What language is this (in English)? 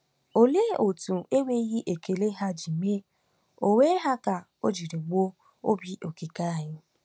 Igbo